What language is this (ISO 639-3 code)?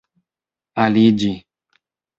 epo